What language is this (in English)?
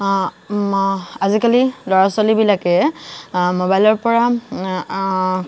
Assamese